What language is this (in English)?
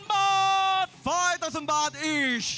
Thai